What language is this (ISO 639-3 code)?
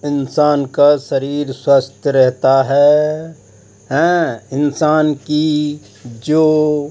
hin